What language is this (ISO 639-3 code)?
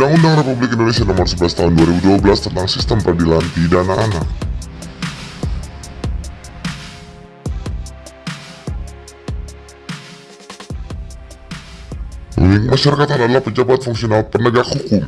ind